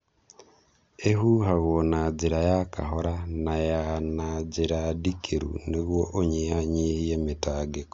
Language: Kikuyu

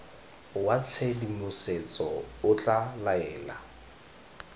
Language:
Tswana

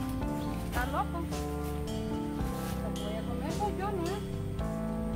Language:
Spanish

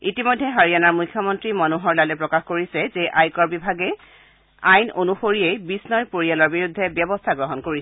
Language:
Assamese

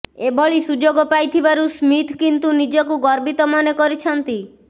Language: Odia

